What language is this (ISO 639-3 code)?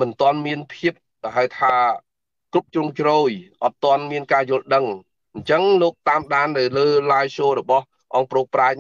vie